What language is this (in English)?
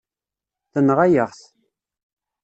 Kabyle